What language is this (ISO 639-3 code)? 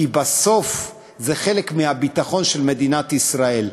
heb